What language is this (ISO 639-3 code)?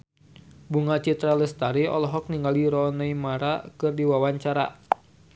sun